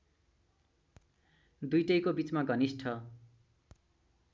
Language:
Nepali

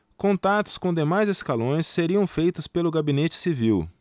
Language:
Portuguese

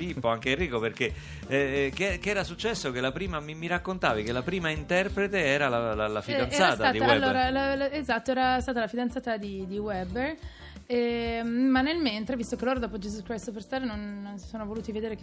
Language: Italian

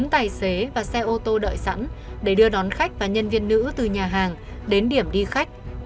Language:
Vietnamese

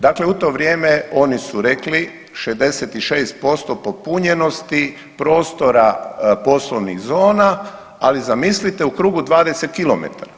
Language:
Croatian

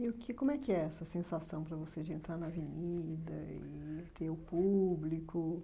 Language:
Portuguese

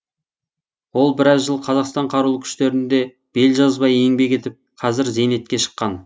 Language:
Kazakh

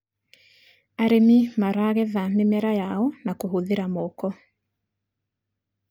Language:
Kikuyu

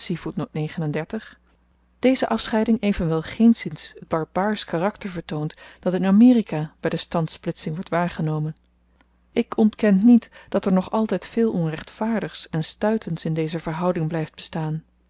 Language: Dutch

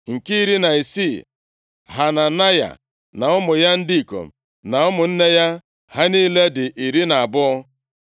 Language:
Igbo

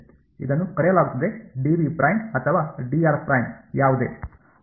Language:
Kannada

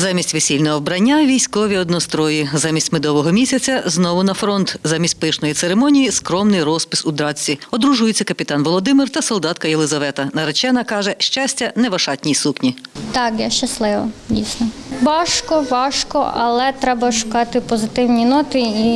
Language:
Ukrainian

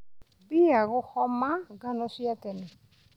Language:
Kikuyu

